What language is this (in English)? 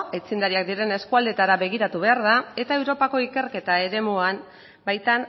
Basque